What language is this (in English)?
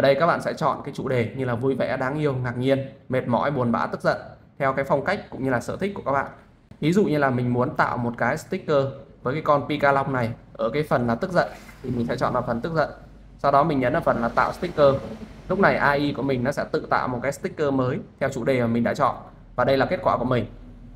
Vietnamese